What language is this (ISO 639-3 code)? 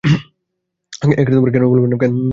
ben